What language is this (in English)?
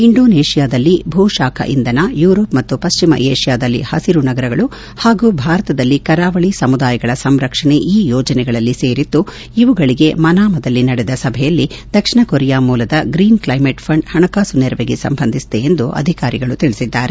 Kannada